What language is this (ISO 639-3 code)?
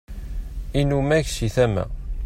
kab